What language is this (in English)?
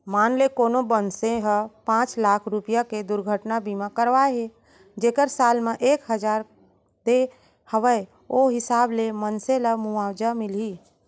Chhattisgarhi